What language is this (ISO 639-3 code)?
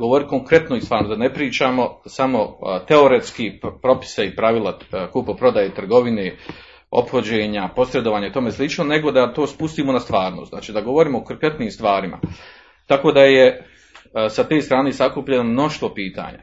hrv